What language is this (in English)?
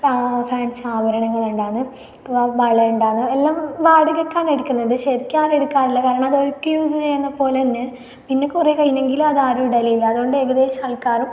Malayalam